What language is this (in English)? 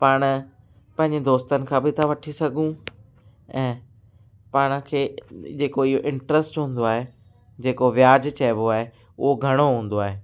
Sindhi